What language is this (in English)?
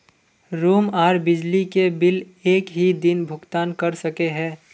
Magahi